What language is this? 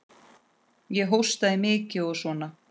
Icelandic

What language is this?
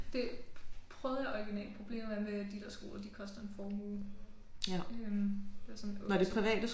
Danish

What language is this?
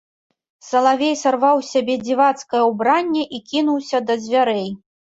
Belarusian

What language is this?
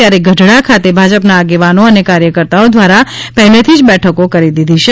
Gujarati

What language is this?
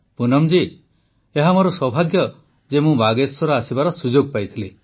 Odia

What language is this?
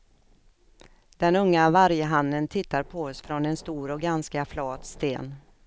Swedish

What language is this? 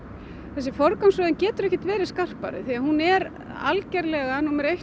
Icelandic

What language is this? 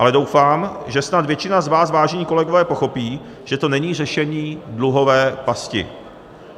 Czech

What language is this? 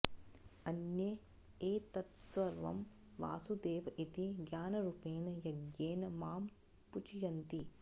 Sanskrit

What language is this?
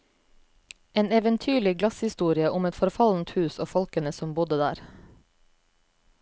Norwegian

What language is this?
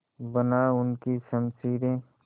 Hindi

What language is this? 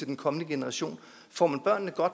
Danish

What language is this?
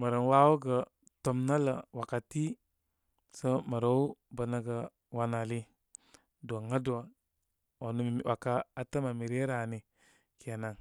Koma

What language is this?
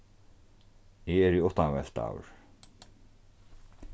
Faroese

